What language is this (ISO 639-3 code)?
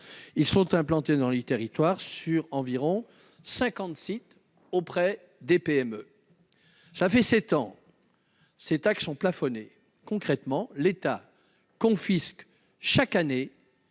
fra